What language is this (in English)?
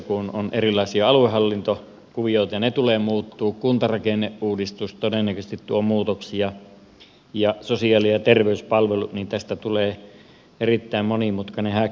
Finnish